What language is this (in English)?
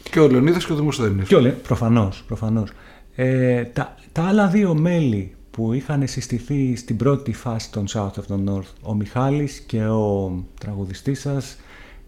Greek